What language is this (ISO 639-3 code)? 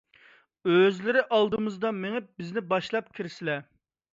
uig